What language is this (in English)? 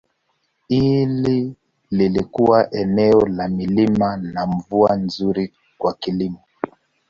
Swahili